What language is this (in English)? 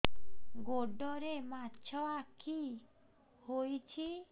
Odia